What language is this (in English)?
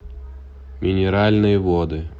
Russian